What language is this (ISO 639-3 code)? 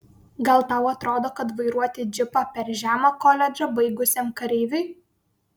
lit